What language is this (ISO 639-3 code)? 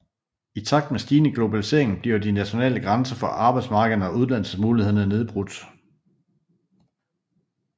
dan